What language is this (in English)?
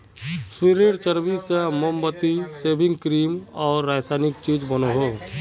Magahi